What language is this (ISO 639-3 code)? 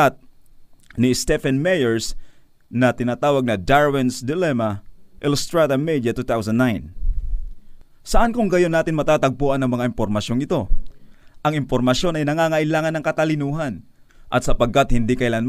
fil